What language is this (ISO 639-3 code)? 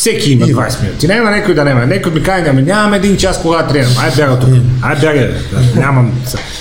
bul